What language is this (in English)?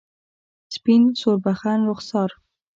Pashto